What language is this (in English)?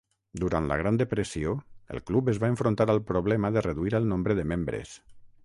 Catalan